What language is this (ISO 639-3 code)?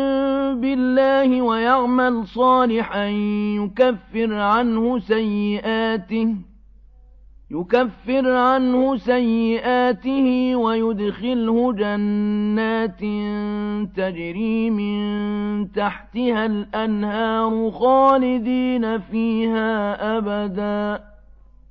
ara